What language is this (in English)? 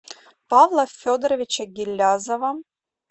Russian